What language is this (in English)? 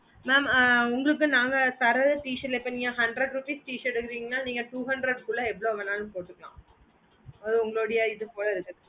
Tamil